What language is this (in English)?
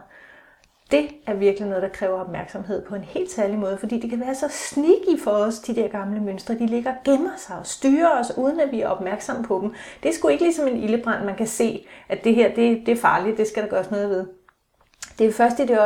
Danish